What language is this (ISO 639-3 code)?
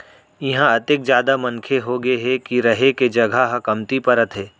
hne